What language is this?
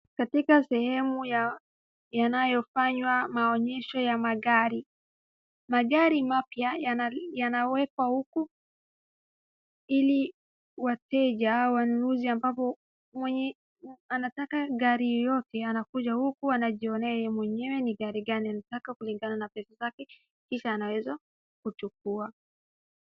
Swahili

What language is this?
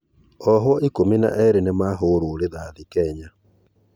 Kikuyu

